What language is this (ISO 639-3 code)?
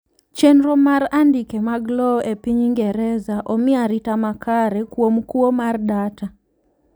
luo